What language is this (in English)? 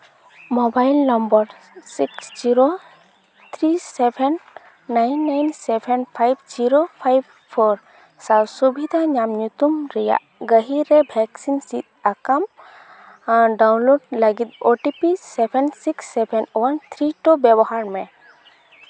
Santali